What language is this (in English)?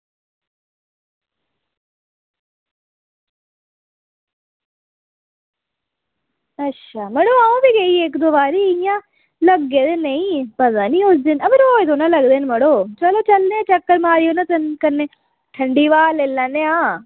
Dogri